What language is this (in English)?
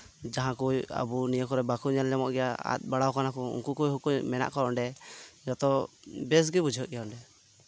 Santali